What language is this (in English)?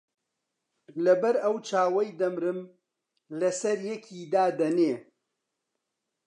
Central Kurdish